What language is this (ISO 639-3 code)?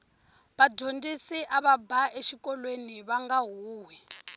tso